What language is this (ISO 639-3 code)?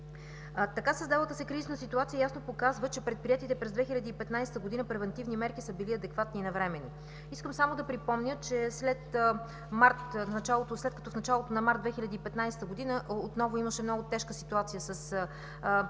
bul